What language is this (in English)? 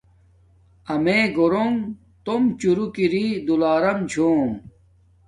Domaaki